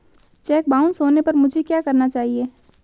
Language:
Hindi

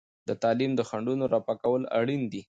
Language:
Pashto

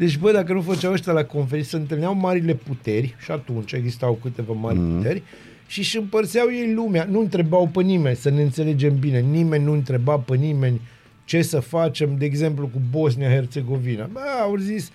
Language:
Romanian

